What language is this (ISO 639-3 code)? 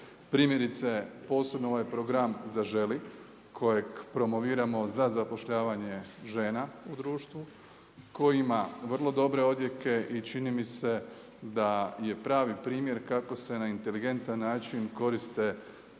hrv